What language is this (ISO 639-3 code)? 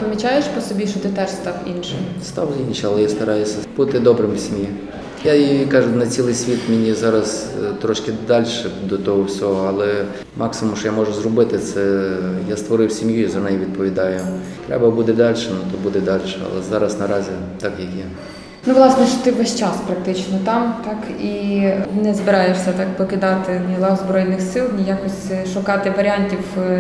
ukr